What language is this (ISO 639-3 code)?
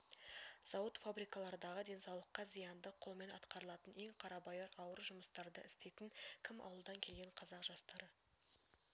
kaz